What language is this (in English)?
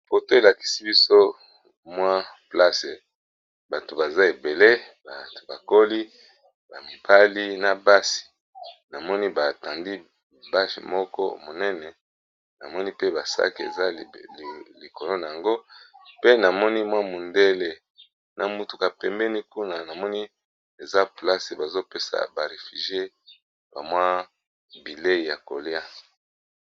Lingala